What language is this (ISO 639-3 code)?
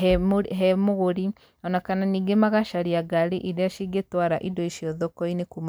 kik